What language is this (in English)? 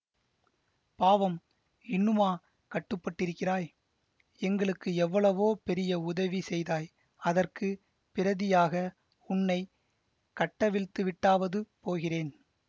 Tamil